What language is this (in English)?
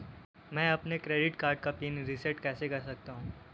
Hindi